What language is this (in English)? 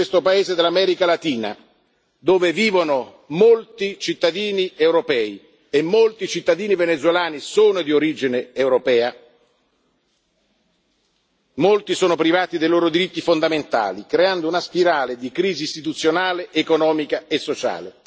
Italian